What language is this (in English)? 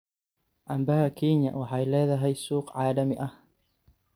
Somali